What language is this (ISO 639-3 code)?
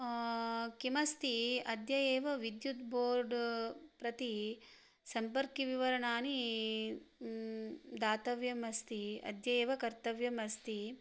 san